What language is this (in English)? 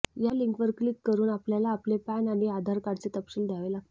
Marathi